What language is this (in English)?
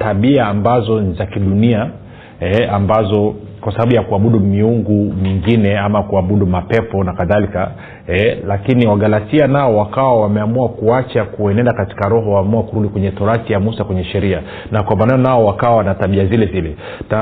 Swahili